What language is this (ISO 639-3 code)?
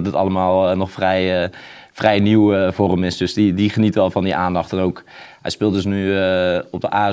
nld